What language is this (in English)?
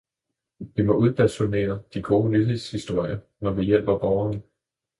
Danish